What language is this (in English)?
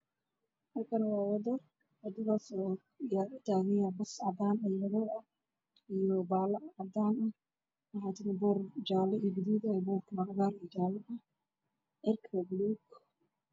Somali